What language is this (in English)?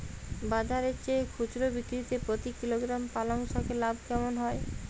Bangla